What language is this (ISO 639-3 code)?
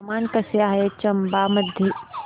mar